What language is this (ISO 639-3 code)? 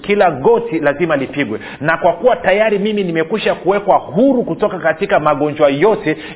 swa